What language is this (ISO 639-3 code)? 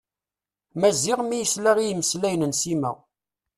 kab